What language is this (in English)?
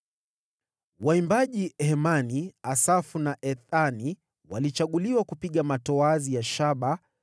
Swahili